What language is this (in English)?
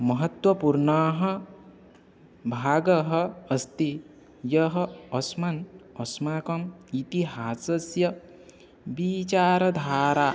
Sanskrit